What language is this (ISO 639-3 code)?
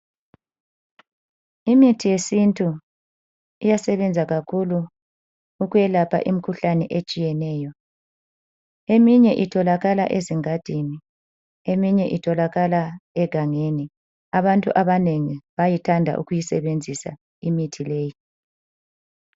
nde